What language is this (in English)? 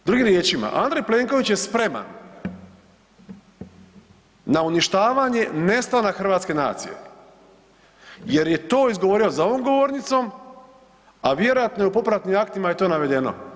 Croatian